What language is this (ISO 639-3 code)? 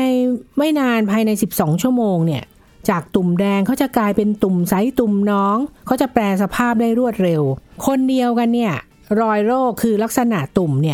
tha